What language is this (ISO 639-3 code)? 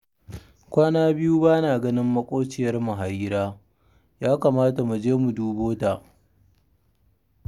hau